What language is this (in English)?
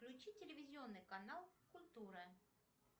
Russian